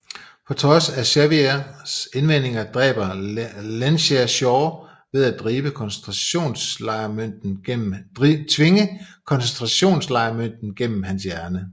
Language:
Danish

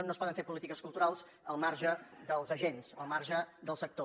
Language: Catalan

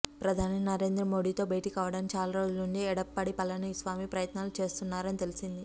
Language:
Telugu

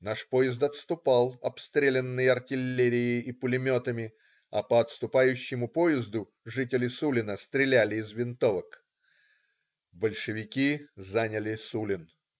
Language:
Russian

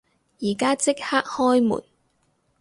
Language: Cantonese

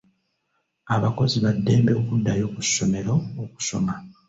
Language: Ganda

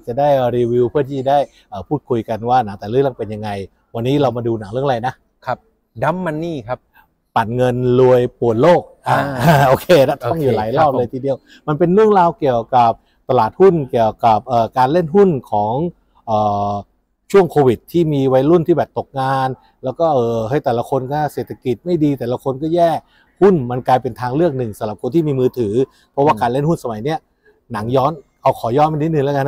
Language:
Thai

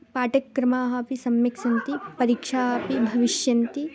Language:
Sanskrit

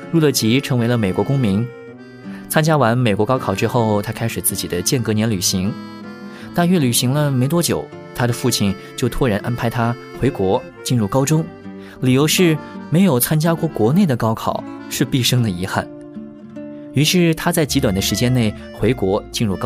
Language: Chinese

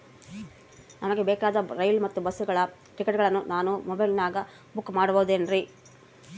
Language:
Kannada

